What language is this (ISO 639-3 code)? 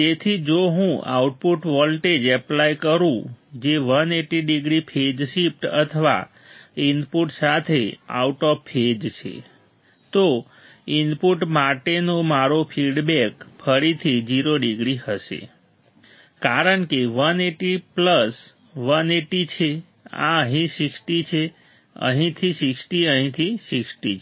guj